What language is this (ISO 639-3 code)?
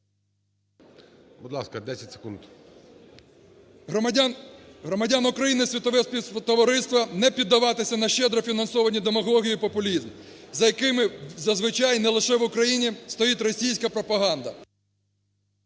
ukr